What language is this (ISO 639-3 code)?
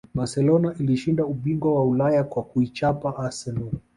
swa